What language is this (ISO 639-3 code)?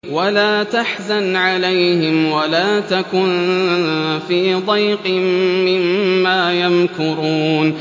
ara